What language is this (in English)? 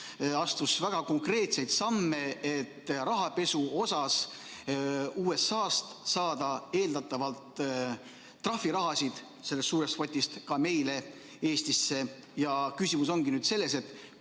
Estonian